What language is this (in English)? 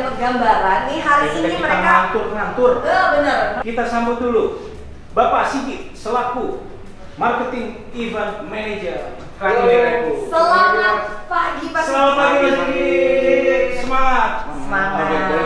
Indonesian